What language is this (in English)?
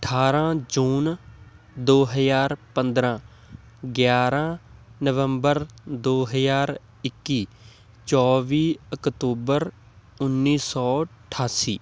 Punjabi